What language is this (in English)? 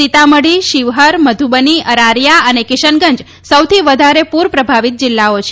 Gujarati